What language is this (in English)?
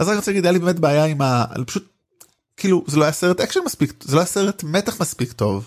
Hebrew